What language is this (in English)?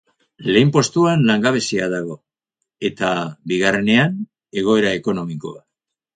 Basque